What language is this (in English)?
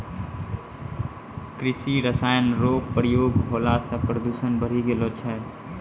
Maithili